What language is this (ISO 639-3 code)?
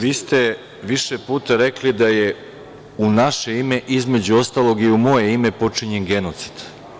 srp